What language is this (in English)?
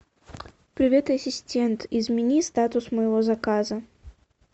Russian